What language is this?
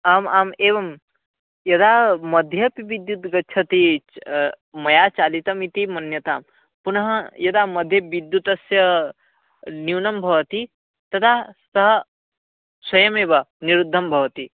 Sanskrit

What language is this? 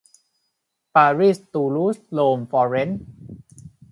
Thai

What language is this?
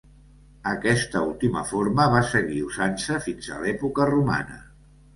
Catalan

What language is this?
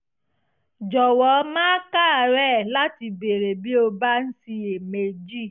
Yoruba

